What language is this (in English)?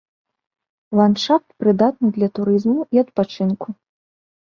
Belarusian